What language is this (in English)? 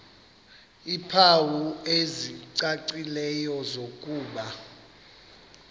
Xhosa